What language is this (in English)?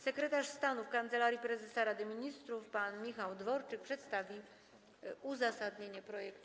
Polish